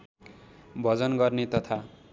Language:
Nepali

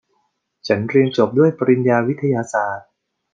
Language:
Thai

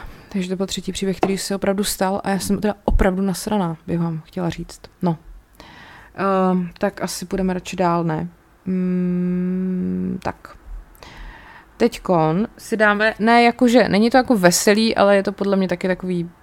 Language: Czech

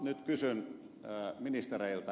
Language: Finnish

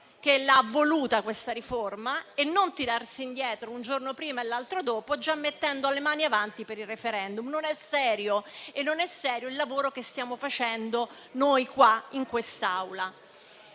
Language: Italian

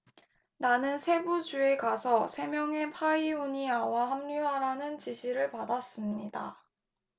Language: Korean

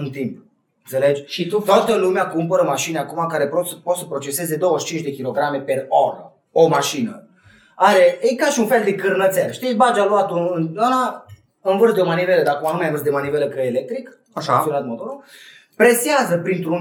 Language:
Romanian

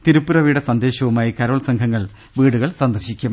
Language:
Malayalam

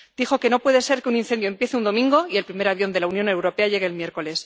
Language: Spanish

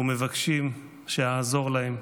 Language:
Hebrew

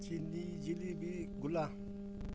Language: Manipuri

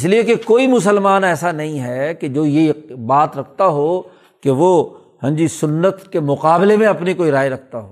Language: Urdu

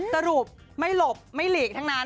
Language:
Thai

